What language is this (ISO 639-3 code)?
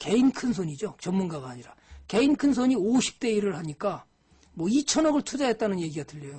kor